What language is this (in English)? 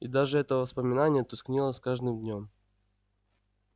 Russian